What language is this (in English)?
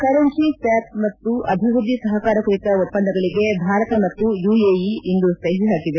Kannada